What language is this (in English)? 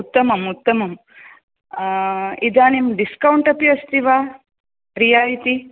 Sanskrit